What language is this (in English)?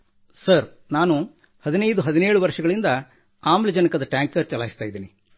Kannada